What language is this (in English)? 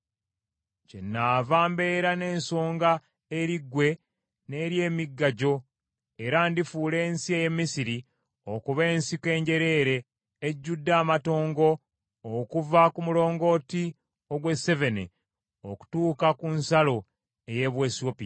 Ganda